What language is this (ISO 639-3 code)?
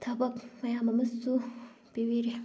mni